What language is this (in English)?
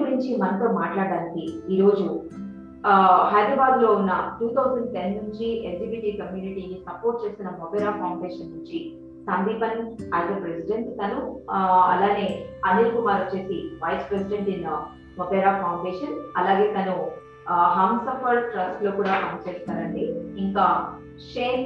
Telugu